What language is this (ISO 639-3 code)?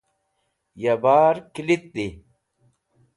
wbl